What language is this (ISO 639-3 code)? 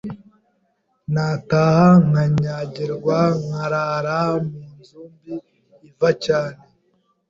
kin